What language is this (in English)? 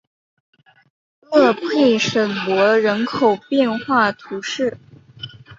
Chinese